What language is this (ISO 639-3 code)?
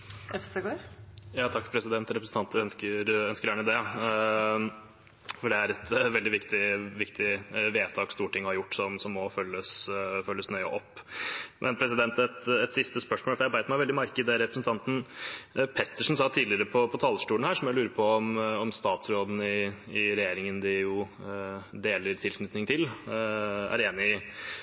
nob